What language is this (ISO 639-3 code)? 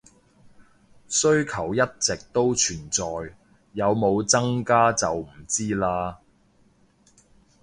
yue